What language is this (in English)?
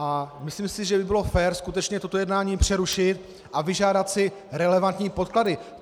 Czech